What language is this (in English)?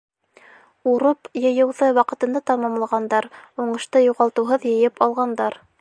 Bashkir